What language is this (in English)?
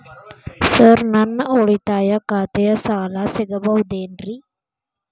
Kannada